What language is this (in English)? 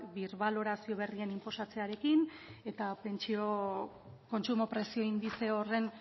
Basque